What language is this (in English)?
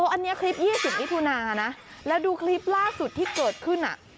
Thai